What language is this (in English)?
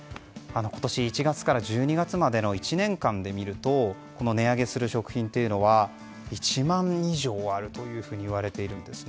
Japanese